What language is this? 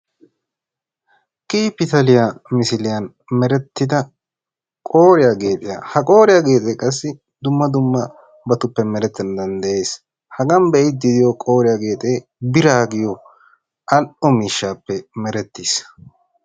Wolaytta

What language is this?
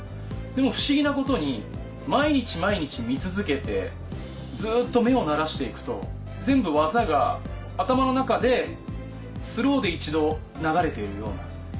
Japanese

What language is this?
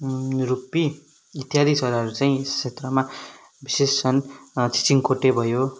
Nepali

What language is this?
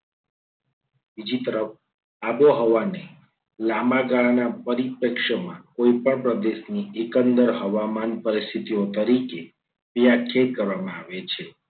Gujarati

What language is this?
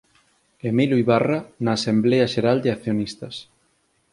Galician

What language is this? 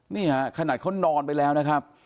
Thai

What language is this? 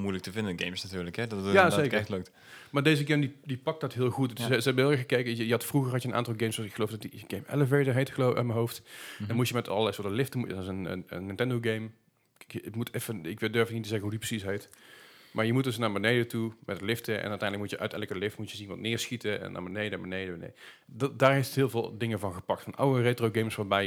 Dutch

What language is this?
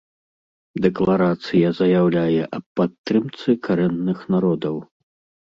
Belarusian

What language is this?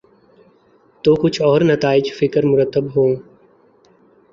Urdu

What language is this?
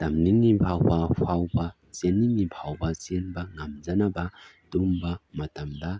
Manipuri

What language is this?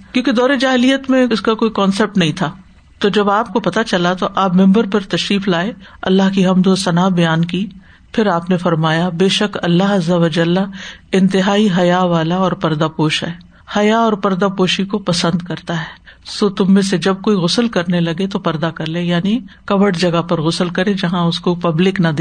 Urdu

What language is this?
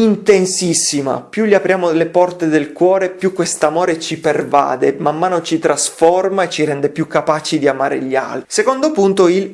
Italian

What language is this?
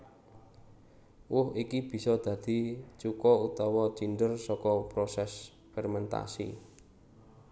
Javanese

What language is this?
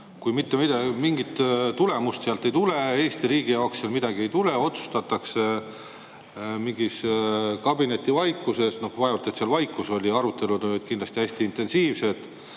Estonian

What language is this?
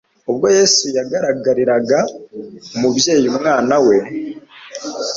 Kinyarwanda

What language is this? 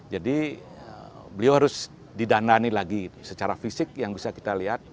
Indonesian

